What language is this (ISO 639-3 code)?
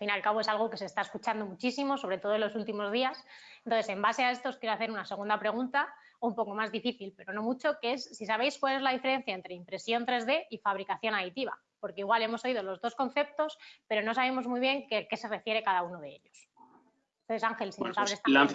spa